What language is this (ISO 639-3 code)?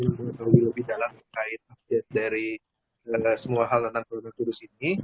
ind